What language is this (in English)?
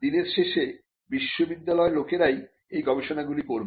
Bangla